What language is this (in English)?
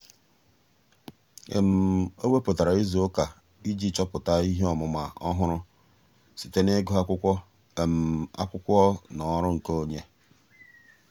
Igbo